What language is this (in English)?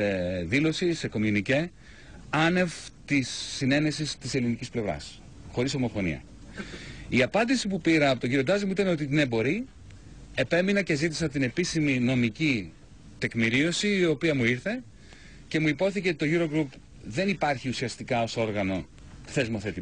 Greek